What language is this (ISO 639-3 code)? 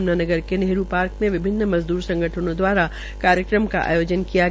hin